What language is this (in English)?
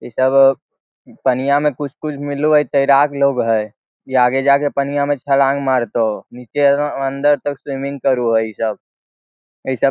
Magahi